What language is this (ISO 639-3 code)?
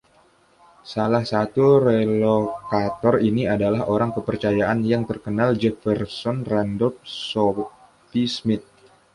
ind